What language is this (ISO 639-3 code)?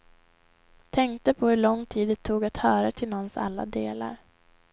swe